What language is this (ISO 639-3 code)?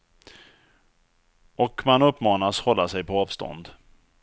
swe